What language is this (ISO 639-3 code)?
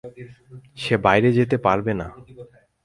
ben